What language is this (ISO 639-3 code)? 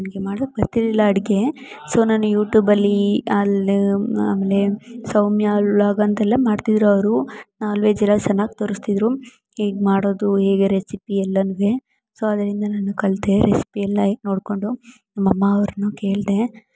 kan